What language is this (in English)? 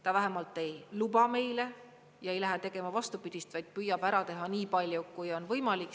Estonian